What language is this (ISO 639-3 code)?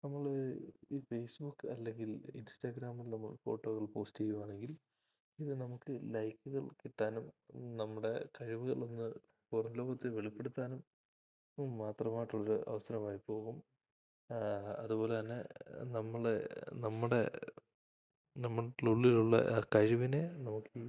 mal